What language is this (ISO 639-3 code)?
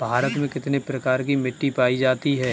hin